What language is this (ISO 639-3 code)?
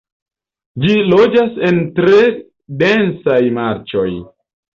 epo